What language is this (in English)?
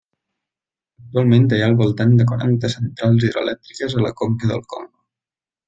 Catalan